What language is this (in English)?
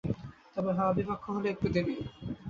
Bangla